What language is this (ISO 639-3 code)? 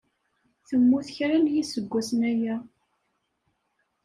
kab